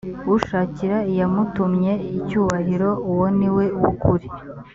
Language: Kinyarwanda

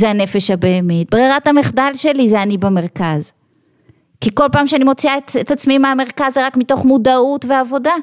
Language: Hebrew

